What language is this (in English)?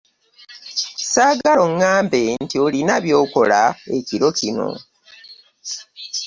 Ganda